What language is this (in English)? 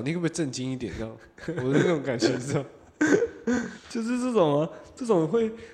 Chinese